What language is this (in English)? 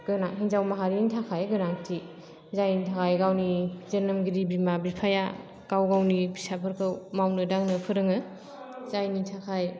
Bodo